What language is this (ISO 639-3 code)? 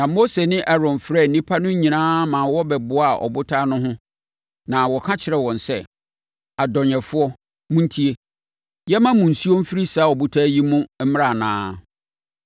aka